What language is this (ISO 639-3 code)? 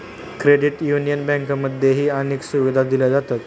mar